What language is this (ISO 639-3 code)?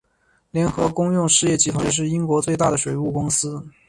zho